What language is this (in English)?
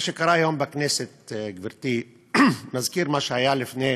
Hebrew